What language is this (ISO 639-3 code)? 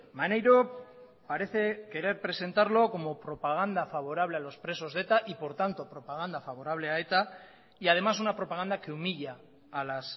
spa